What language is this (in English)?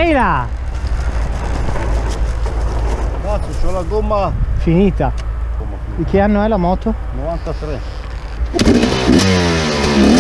Italian